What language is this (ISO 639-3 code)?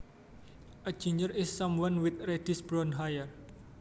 jav